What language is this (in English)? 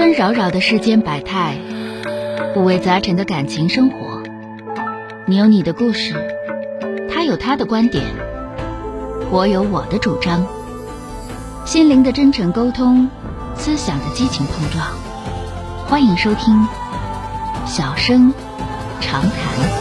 Chinese